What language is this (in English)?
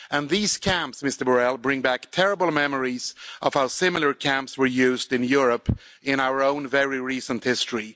English